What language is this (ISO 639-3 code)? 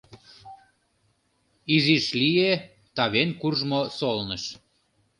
chm